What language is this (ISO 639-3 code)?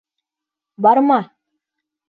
bak